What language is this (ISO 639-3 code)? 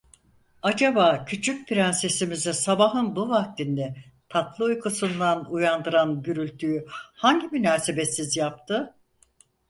tur